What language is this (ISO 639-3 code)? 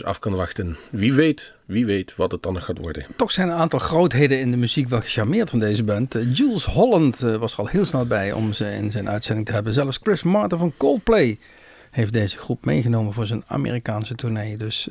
nld